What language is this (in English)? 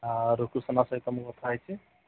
Odia